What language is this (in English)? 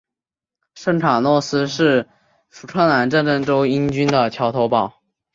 Chinese